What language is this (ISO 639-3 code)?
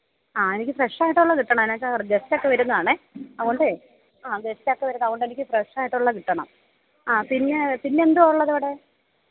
mal